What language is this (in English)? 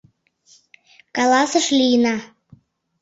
Mari